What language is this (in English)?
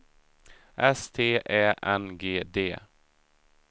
Swedish